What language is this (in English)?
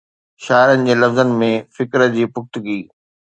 Sindhi